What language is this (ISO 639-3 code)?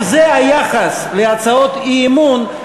heb